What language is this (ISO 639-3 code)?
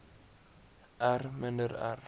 afr